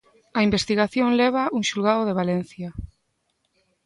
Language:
Galician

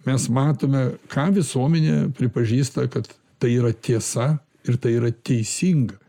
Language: Lithuanian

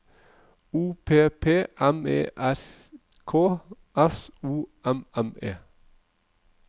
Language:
Norwegian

